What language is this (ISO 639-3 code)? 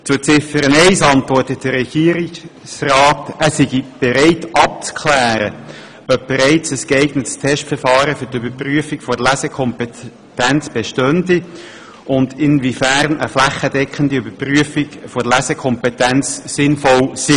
gsw